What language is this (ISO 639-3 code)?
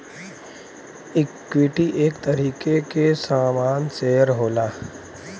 bho